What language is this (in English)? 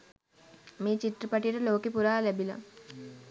Sinhala